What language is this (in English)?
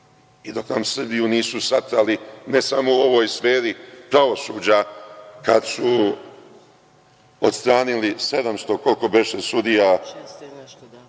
Serbian